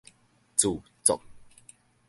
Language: Min Nan Chinese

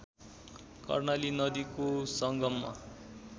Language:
Nepali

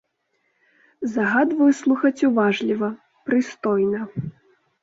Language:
Belarusian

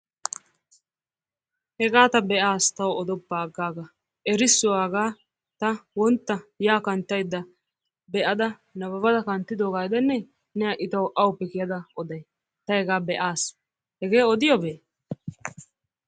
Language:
Wolaytta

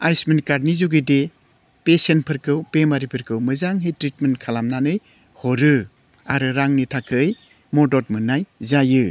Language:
Bodo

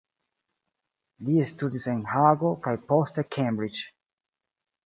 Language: Esperanto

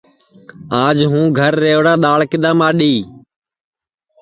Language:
Sansi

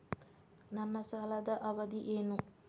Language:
Kannada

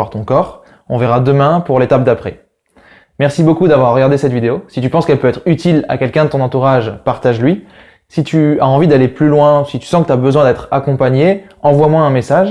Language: French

